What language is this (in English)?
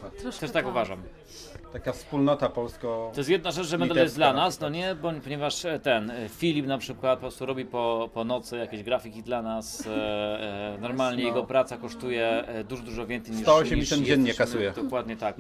Polish